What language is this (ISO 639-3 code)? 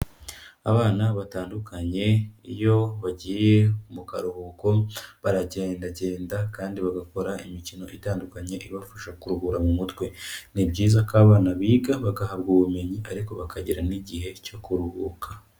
kin